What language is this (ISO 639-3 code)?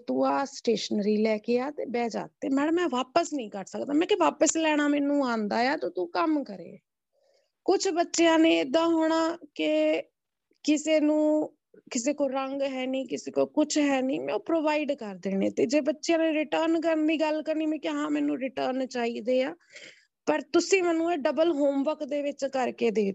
pan